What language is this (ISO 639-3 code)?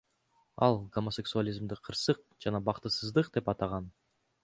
kir